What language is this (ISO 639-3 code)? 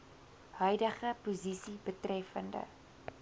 afr